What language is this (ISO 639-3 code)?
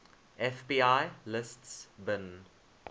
eng